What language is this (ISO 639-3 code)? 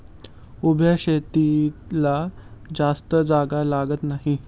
mar